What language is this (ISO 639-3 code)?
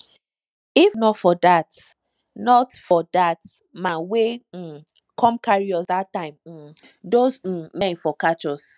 pcm